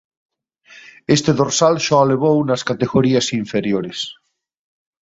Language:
Galician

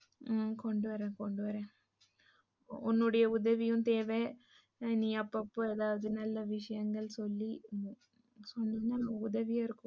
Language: Tamil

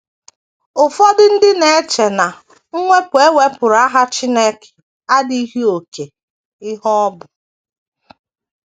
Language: Igbo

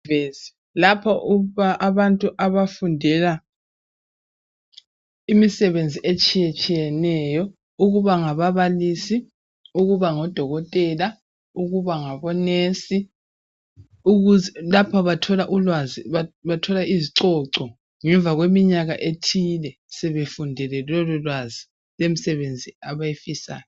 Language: North Ndebele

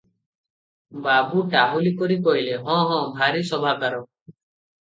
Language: Odia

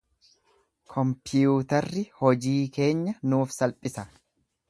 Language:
Oromo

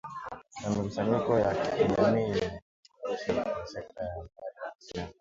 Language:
Swahili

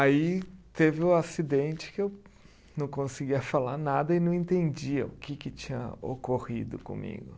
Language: Portuguese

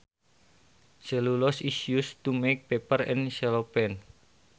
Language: Sundanese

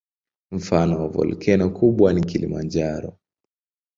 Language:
Swahili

